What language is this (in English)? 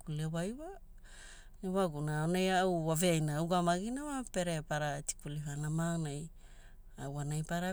Hula